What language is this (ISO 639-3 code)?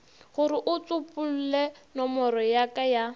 nso